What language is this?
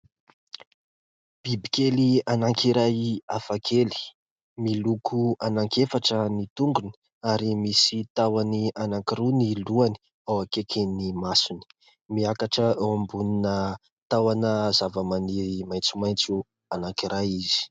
Malagasy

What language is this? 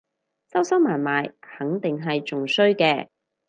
Cantonese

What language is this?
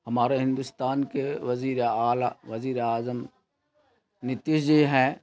Urdu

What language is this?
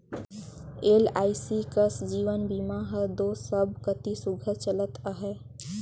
Chhattisgarhi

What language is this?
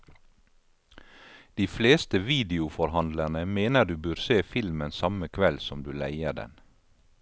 Norwegian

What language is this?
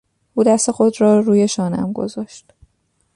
Persian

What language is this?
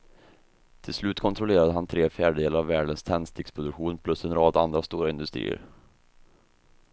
Swedish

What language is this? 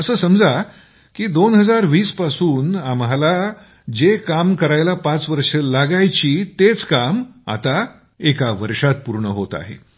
Marathi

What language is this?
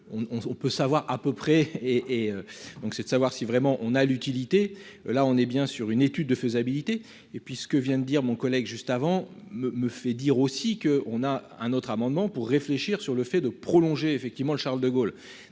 French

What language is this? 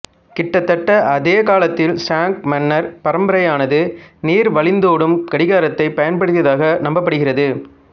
Tamil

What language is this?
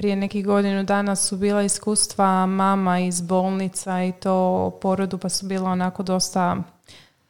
Croatian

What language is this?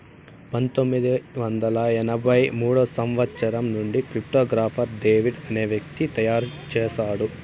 Telugu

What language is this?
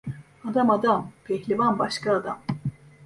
Turkish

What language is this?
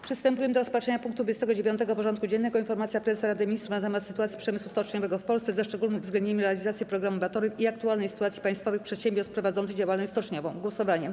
Polish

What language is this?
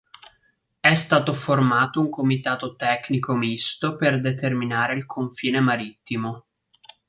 Italian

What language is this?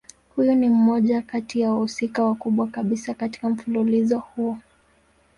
Swahili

